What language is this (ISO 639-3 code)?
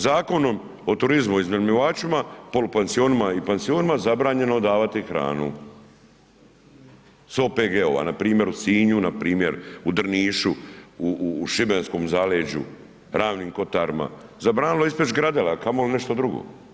hrv